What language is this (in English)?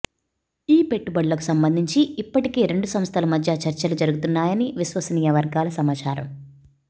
Telugu